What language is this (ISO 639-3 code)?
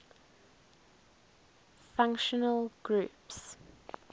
eng